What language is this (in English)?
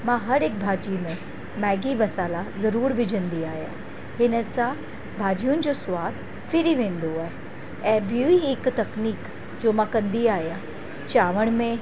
Sindhi